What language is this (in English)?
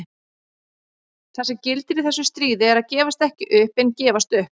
Icelandic